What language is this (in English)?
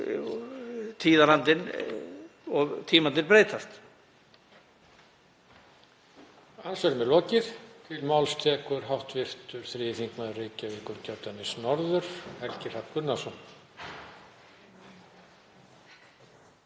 Icelandic